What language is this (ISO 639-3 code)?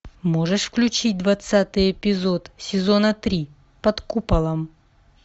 rus